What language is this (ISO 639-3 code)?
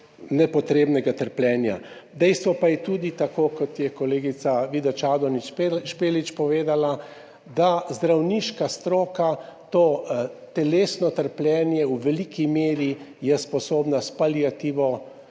slv